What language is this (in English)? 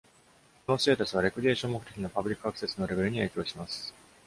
Japanese